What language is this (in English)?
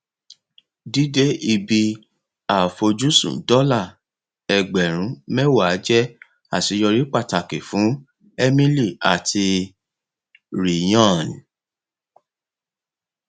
Yoruba